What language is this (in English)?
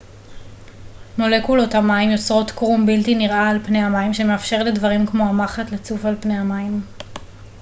Hebrew